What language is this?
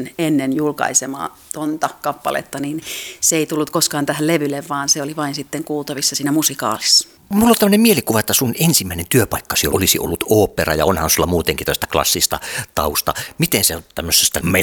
Finnish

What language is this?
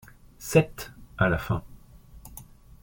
French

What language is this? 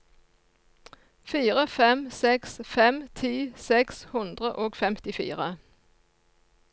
Norwegian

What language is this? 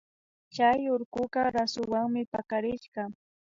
Imbabura Highland Quichua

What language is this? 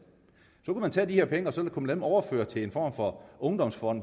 Danish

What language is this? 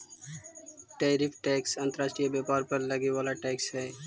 Magahi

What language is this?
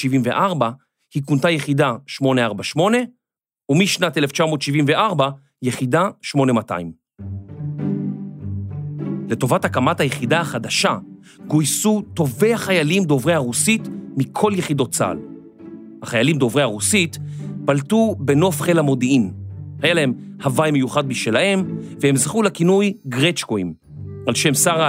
Hebrew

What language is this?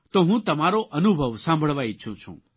Gujarati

